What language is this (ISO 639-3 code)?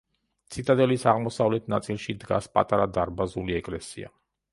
kat